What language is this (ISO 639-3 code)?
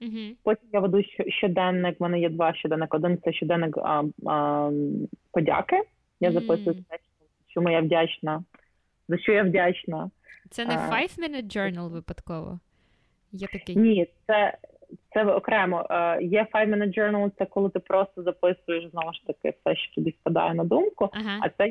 ukr